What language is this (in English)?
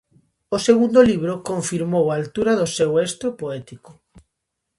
Galician